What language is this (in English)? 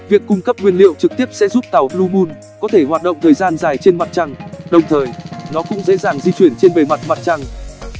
Vietnamese